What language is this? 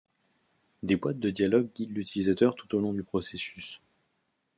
French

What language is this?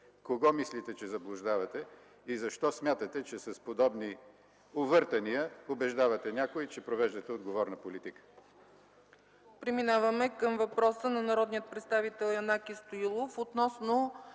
Bulgarian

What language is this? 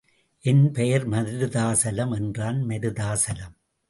Tamil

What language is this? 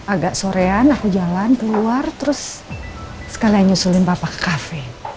Indonesian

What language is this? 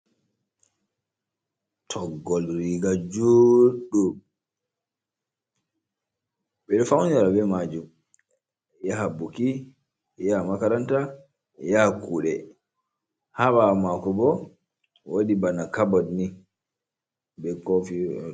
Fula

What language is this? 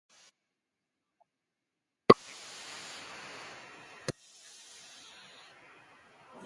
Basque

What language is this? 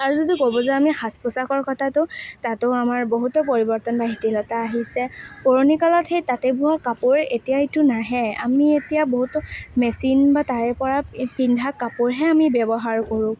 Assamese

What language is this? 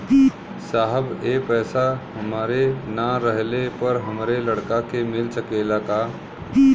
Bhojpuri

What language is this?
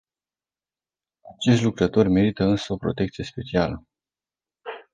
Romanian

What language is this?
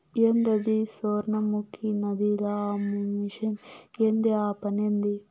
Telugu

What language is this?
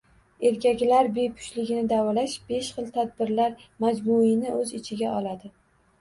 Uzbek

